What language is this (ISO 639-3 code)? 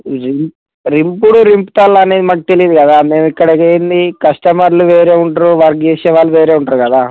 tel